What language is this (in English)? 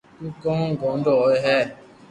Loarki